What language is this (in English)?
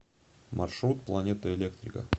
Russian